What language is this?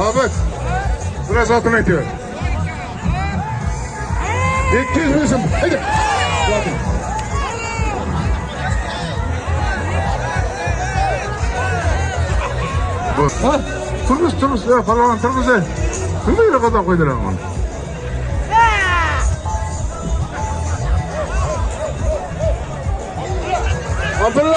Turkish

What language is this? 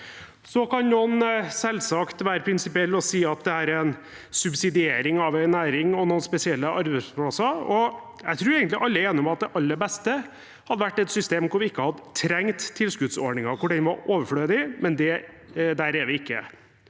Norwegian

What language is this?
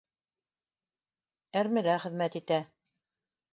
Bashkir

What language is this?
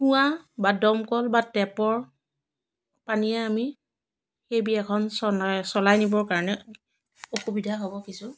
Assamese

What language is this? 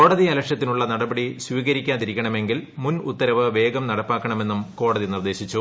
Malayalam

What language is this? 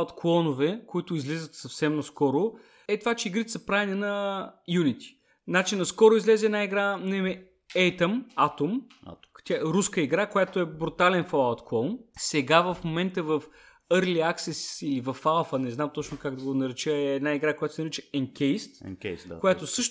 Bulgarian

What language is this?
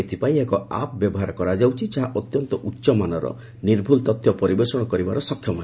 Odia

